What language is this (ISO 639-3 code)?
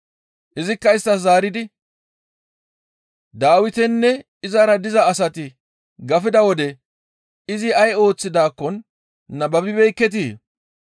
gmv